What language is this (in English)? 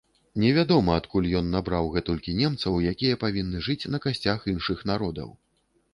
Belarusian